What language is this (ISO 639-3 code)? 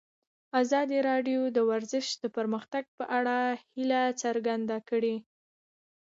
pus